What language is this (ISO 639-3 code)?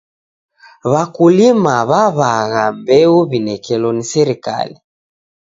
dav